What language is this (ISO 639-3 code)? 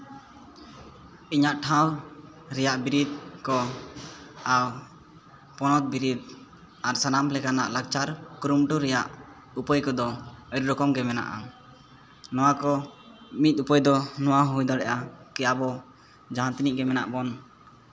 sat